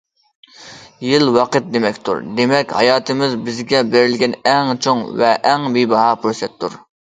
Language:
Uyghur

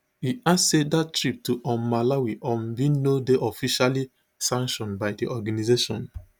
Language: Nigerian Pidgin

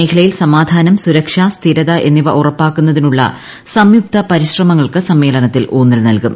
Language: Malayalam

